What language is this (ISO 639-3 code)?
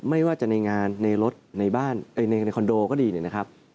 tha